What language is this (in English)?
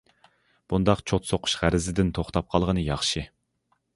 Uyghur